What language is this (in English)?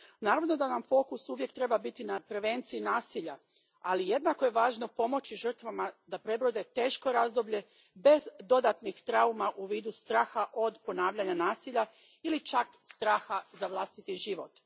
Croatian